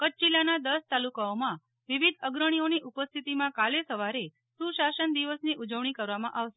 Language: Gujarati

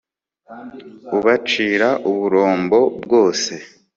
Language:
Kinyarwanda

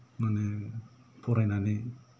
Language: Bodo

